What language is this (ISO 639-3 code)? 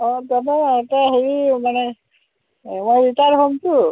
asm